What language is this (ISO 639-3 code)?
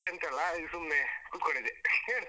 kan